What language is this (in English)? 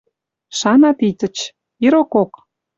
Western Mari